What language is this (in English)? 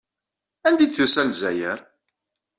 Kabyle